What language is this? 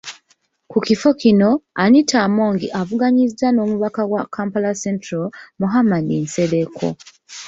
Ganda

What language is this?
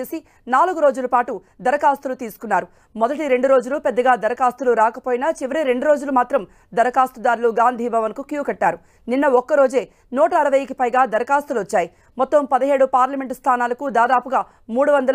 Telugu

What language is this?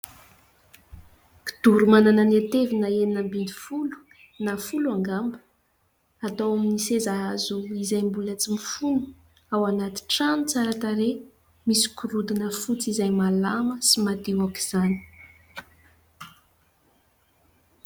Malagasy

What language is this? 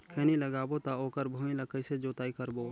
Chhattisgarhi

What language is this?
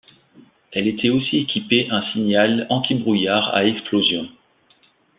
French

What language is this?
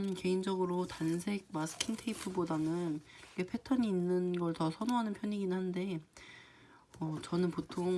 Korean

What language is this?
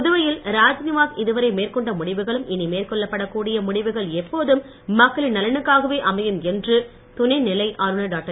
Tamil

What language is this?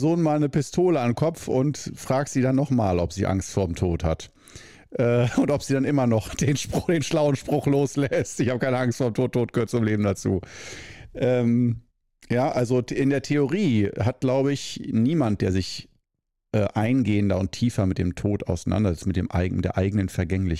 German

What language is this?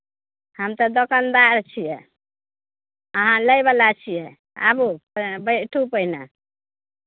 Maithili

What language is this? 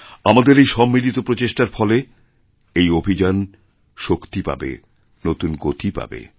Bangla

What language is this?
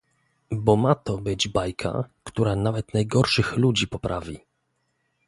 Polish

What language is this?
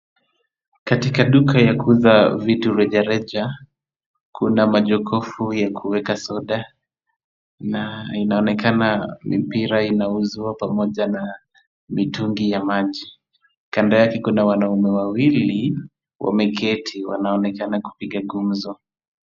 Swahili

